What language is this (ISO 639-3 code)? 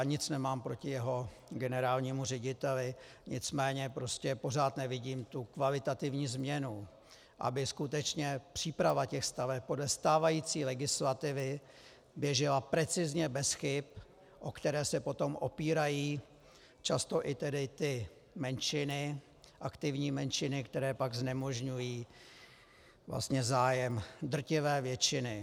ces